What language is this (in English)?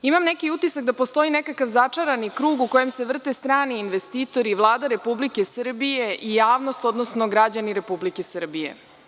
Serbian